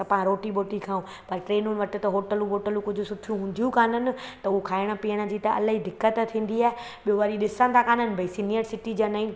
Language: Sindhi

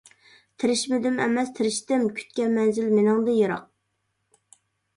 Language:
Uyghur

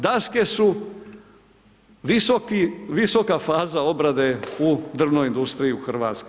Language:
Croatian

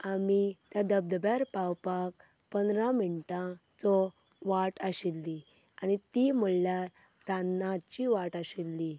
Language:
Konkani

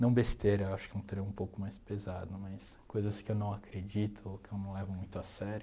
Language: Portuguese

